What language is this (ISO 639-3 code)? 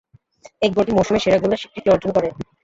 ben